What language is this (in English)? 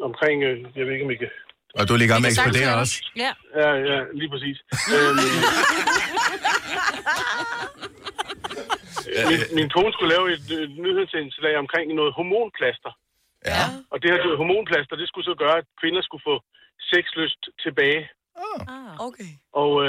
Danish